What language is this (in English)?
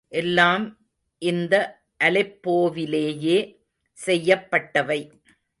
Tamil